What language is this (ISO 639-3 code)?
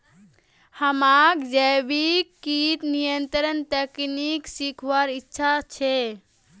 mag